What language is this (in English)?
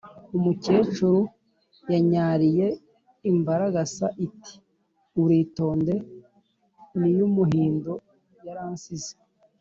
Kinyarwanda